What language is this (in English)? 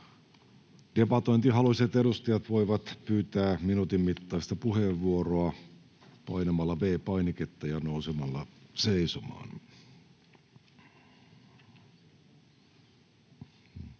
Finnish